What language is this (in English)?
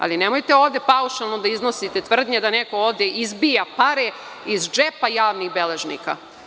Serbian